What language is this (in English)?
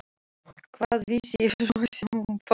Icelandic